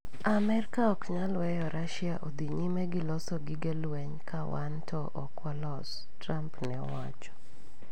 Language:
Luo (Kenya and Tanzania)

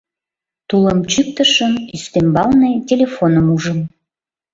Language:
Mari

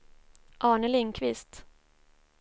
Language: Swedish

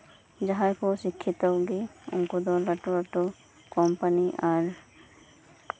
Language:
Santali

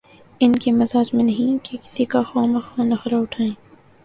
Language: Urdu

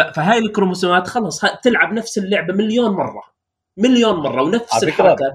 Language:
Arabic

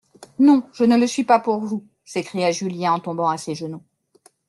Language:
French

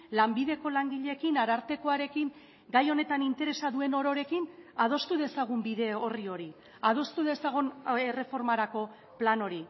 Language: Basque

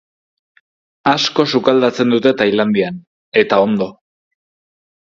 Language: Basque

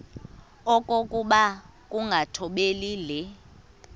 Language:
Xhosa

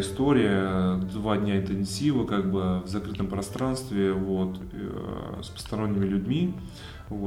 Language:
Russian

